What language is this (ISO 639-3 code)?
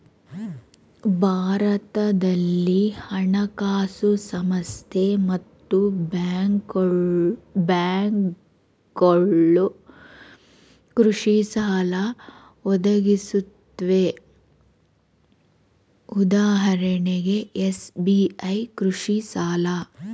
kan